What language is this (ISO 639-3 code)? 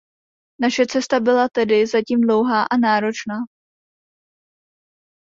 ces